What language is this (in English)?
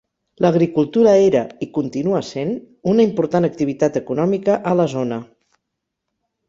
Catalan